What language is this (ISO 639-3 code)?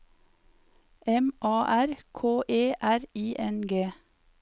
nor